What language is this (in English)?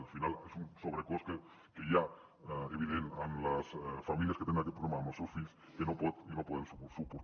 Catalan